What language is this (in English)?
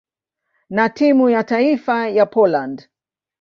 Swahili